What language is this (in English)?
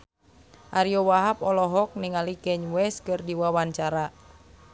Sundanese